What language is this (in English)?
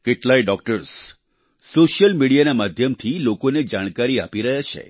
Gujarati